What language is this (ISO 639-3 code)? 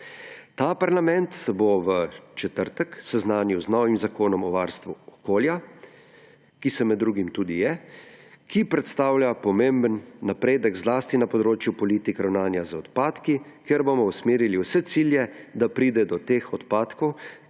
slv